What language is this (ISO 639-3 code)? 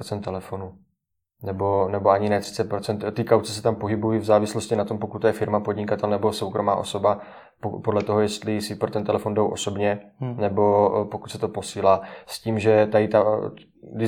ces